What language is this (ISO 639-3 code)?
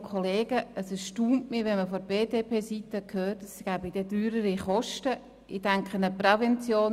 gsw